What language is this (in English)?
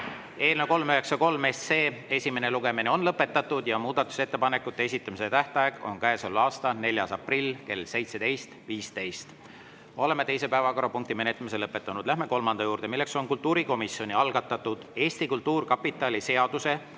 Estonian